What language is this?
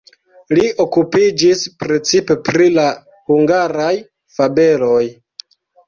Esperanto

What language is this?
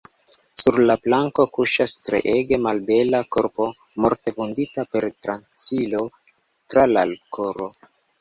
Esperanto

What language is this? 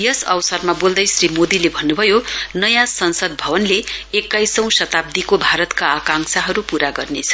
Nepali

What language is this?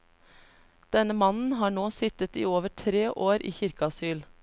Norwegian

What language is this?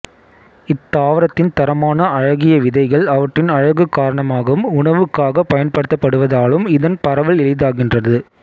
Tamil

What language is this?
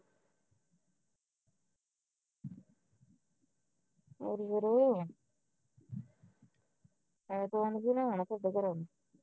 Punjabi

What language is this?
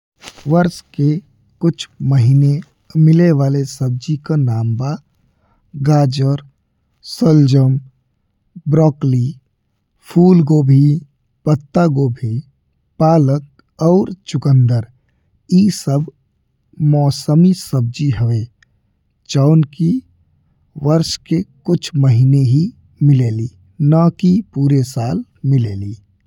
Bhojpuri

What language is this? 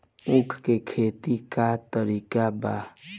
Bhojpuri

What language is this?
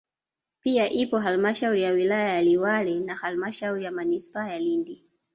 Swahili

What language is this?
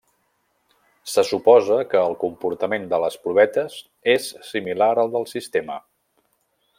Catalan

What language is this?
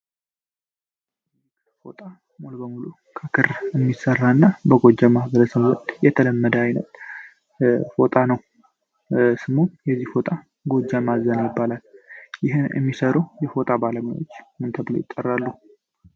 Amharic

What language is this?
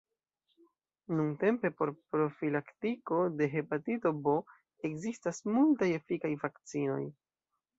Esperanto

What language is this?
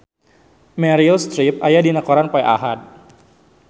Sundanese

